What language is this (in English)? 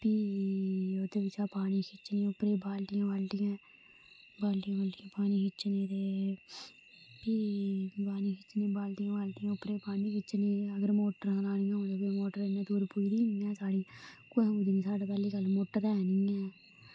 Dogri